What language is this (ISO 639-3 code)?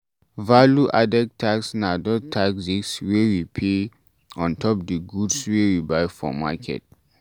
pcm